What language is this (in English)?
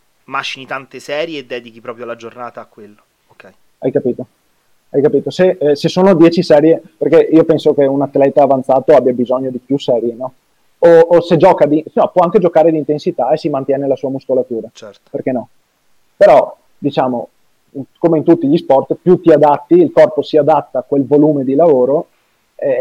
Italian